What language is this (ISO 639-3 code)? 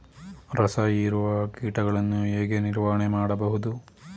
kan